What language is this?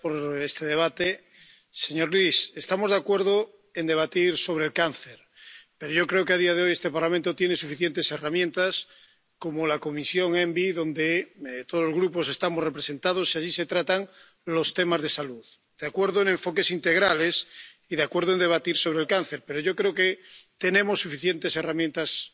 Spanish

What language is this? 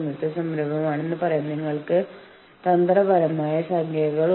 Malayalam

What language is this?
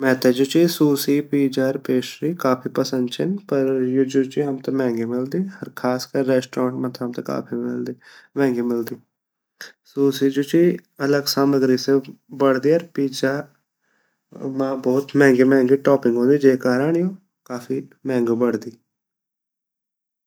Garhwali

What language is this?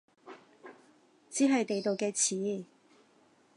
Cantonese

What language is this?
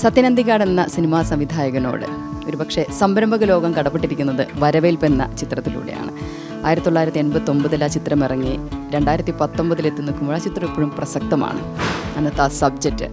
Malayalam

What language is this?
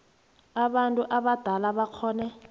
South Ndebele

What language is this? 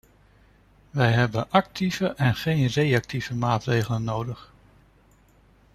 Dutch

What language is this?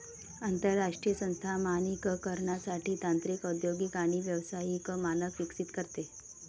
Marathi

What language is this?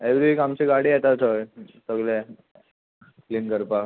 Konkani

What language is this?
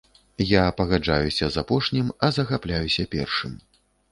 Belarusian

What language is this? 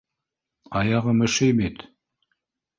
Bashkir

